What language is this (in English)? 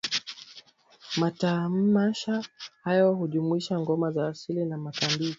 Swahili